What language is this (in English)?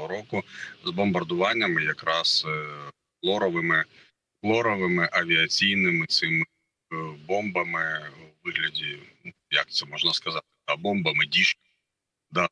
Ukrainian